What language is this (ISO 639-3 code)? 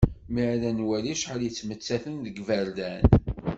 kab